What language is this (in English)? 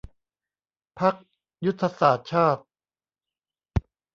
Thai